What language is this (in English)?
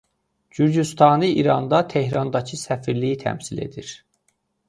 Azerbaijani